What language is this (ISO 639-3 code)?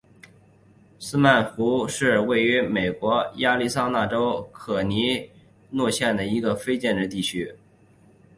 zho